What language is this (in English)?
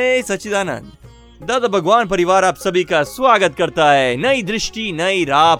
Hindi